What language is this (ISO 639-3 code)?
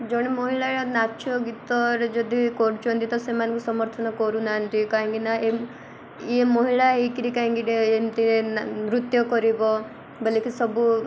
ori